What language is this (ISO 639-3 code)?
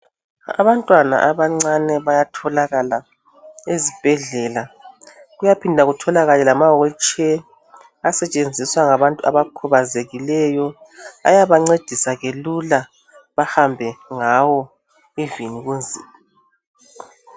nde